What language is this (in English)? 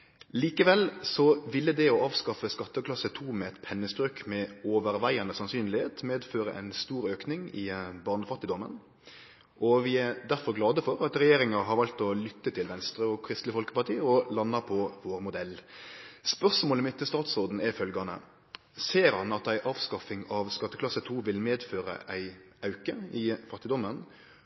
Norwegian Nynorsk